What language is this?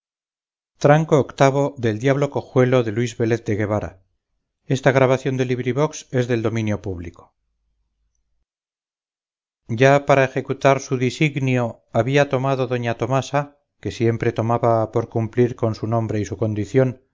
Spanish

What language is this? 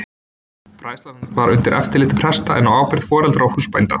Icelandic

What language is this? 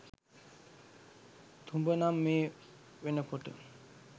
Sinhala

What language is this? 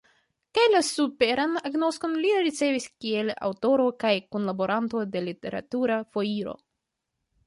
Esperanto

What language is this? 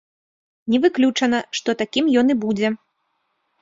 Belarusian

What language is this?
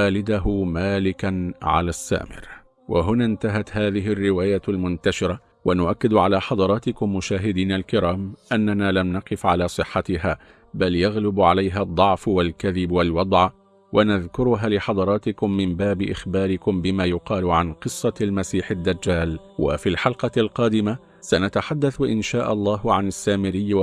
Arabic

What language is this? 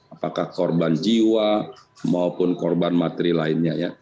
Indonesian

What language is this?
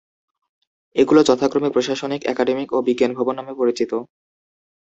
Bangla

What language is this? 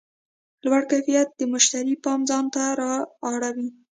Pashto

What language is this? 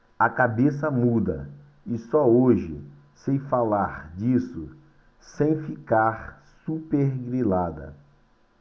Portuguese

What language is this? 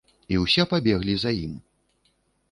Belarusian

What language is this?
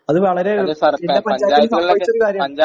Malayalam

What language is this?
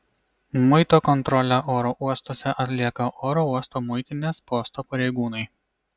Lithuanian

